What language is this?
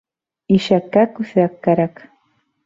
Bashkir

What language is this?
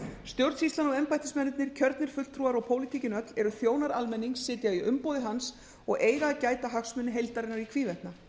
Icelandic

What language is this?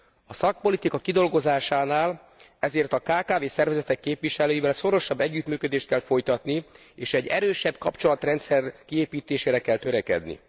Hungarian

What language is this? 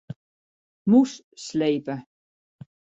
Western Frisian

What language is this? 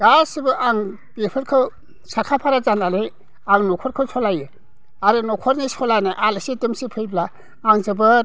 Bodo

